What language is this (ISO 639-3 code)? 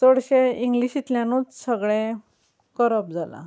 kok